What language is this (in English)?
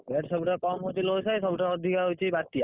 Odia